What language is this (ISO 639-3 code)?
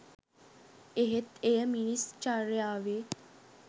sin